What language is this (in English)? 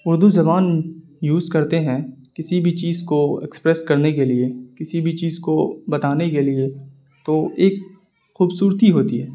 Urdu